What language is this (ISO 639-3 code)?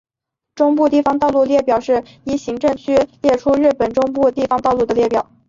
zho